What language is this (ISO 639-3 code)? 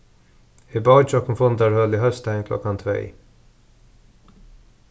fao